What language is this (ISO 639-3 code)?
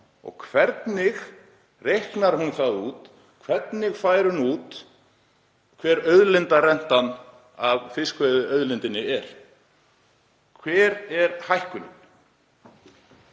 isl